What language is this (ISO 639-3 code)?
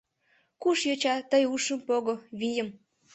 chm